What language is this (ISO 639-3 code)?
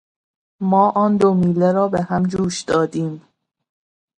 fas